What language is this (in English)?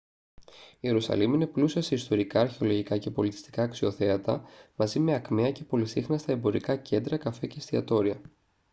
Greek